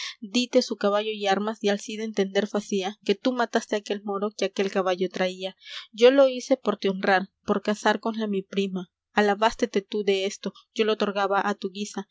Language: Spanish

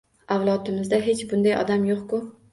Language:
Uzbek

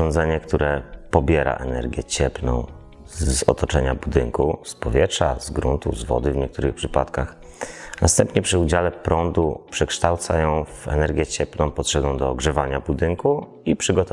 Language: Polish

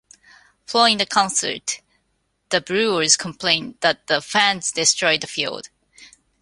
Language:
English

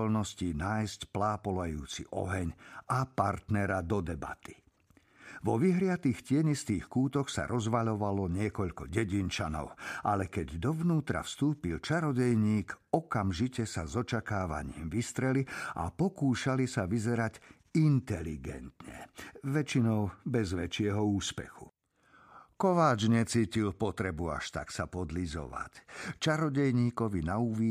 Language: Slovak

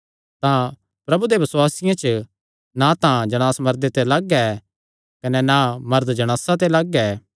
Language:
Kangri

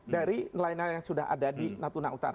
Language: Indonesian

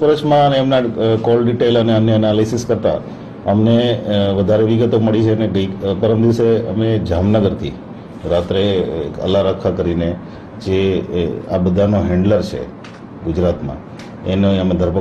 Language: Gujarati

